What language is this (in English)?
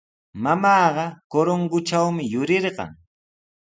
Sihuas Ancash Quechua